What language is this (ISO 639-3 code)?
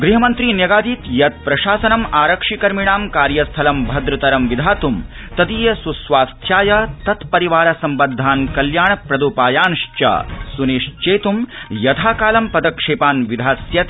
san